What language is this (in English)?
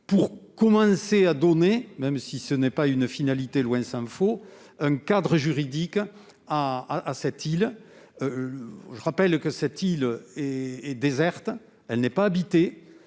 French